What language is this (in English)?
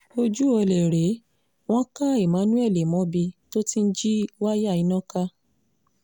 Yoruba